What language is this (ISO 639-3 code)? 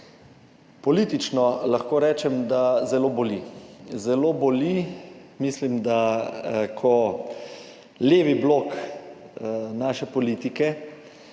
slv